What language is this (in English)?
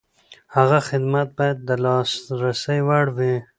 Pashto